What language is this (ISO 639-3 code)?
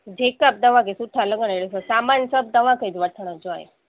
snd